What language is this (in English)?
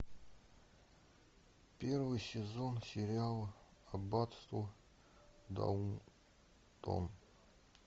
Russian